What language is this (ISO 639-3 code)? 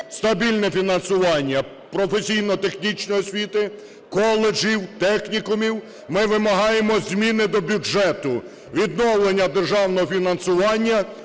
ukr